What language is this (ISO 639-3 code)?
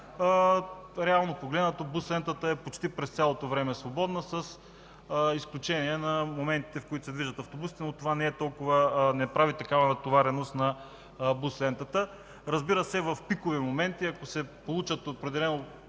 bul